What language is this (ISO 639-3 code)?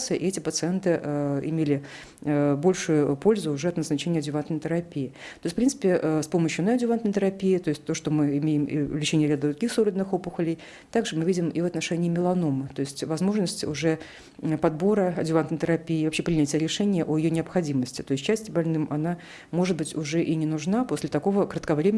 rus